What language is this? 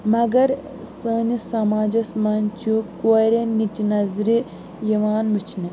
Kashmiri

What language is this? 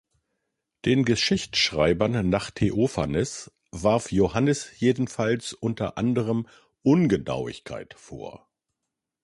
German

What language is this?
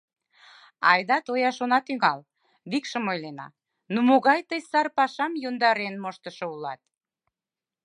Mari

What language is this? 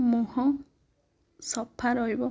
Odia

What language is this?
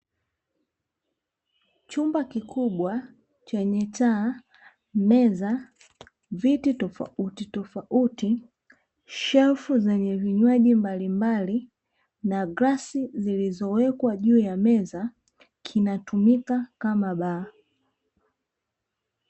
Swahili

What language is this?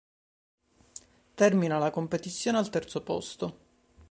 Italian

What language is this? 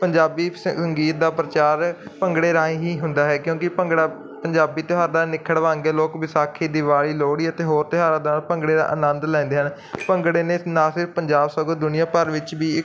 Punjabi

